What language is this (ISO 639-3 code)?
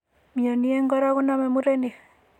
kln